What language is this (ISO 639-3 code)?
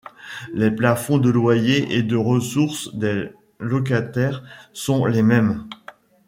fra